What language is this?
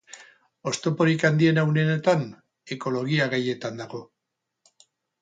Basque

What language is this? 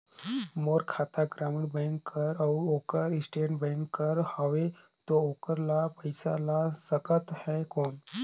Chhattisgarhi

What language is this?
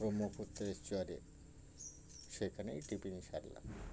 Bangla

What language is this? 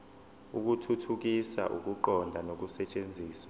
Zulu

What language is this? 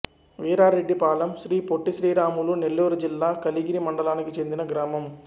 Telugu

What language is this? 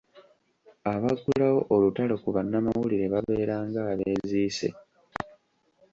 Ganda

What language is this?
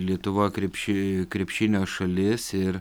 Lithuanian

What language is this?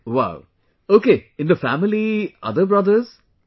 English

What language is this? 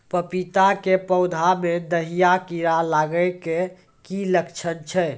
Maithili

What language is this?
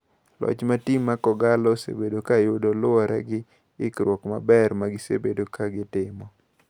Luo (Kenya and Tanzania)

